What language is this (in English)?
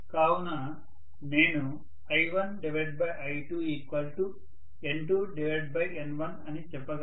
Telugu